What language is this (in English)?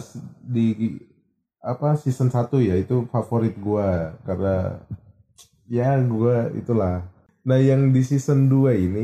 Indonesian